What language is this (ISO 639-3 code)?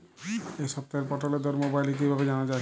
ben